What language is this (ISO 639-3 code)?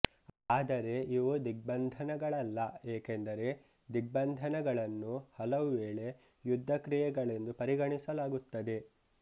kan